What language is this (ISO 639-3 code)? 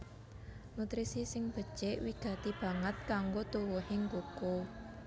jav